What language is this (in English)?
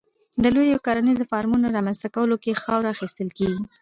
Pashto